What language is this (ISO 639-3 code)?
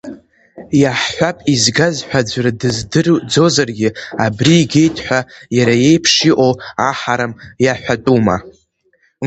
abk